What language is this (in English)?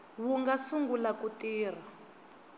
Tsonga